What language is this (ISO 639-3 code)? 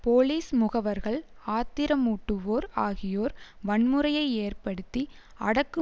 tam